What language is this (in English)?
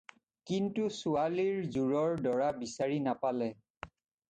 Assamese